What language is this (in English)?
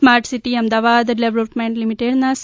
Gujarati